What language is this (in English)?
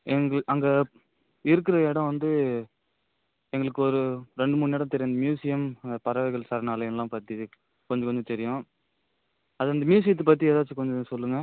Tamil